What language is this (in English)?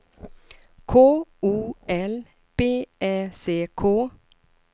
Swedish